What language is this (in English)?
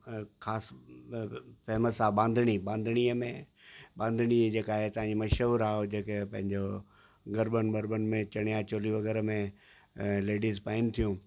Sindhi